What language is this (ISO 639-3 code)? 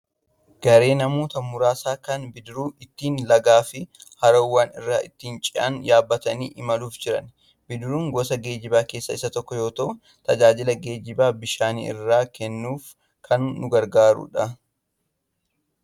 orm